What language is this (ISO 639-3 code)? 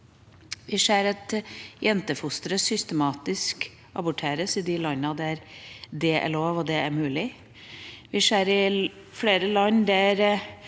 nor